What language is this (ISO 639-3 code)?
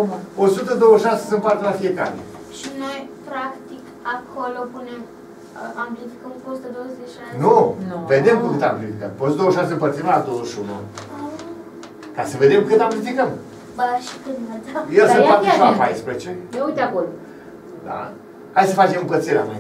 ron